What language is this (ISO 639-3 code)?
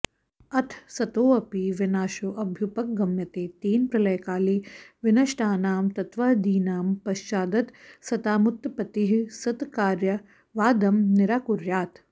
san